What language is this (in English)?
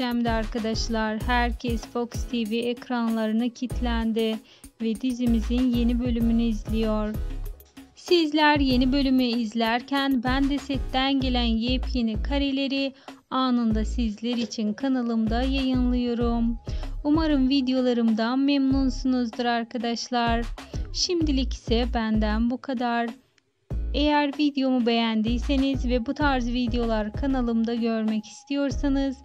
Turkish